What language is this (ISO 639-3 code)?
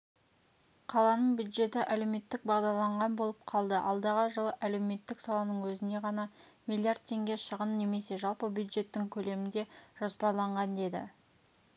kaz